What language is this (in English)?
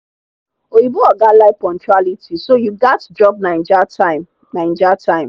Nigerian Pidgin